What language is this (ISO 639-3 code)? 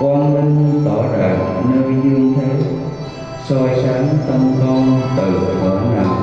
vie